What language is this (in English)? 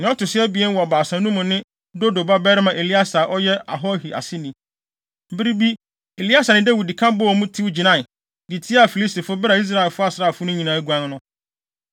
Akan